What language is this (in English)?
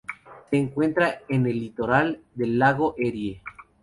Spanish